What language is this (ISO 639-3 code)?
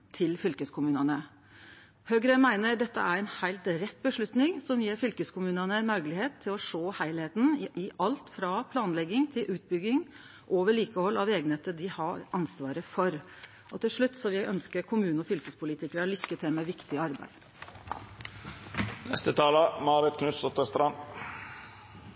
nno